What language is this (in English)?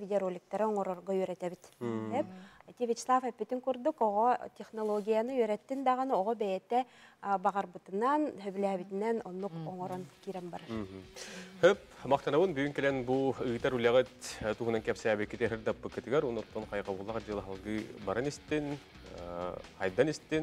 Turkish